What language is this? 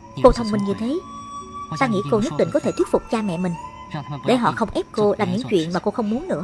Vietnamese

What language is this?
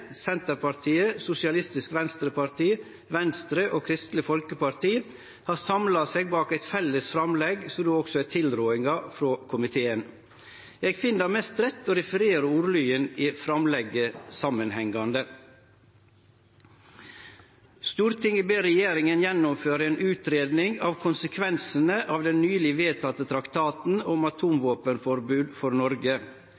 Norwegian Nynorsk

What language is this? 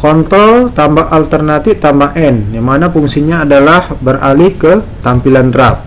Indonesian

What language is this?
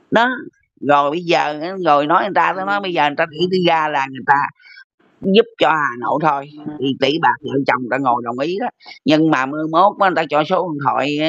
Vietnamese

